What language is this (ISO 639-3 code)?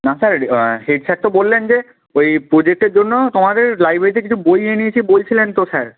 ben